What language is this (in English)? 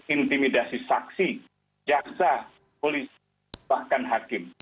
Indonesian